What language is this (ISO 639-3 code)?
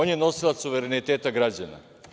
srp